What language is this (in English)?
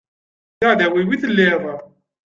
Kabyle